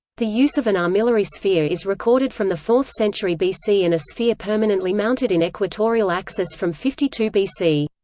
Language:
English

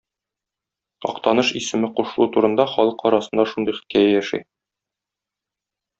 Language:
Tatar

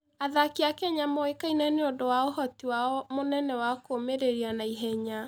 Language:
Kikuyu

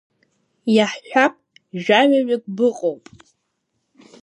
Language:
Abkhazian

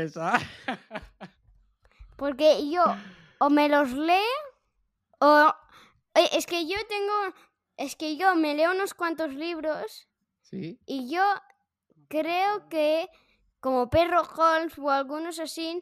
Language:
Spanish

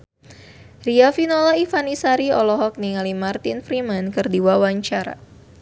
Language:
Sundanese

